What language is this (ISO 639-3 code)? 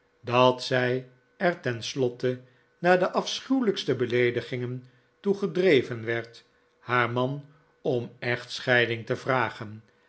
nld